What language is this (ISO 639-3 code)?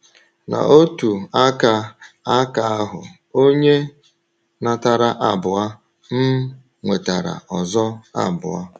ibo